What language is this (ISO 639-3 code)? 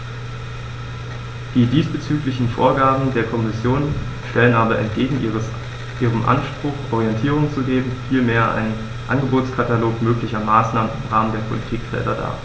deu